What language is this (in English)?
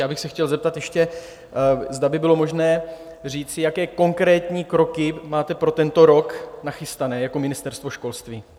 Czech